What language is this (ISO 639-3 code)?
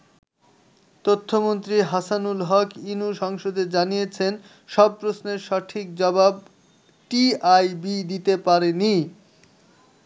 ben